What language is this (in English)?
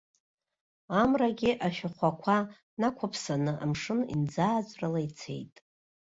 Abkhazian